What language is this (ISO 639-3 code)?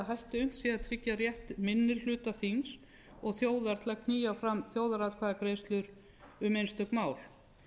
isl